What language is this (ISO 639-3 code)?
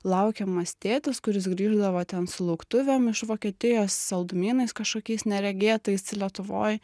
lit